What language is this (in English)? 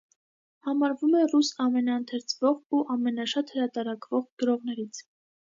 Armenian